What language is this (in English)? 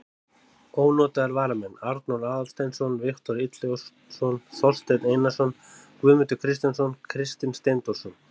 Icelandic